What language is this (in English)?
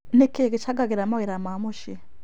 Kikuyu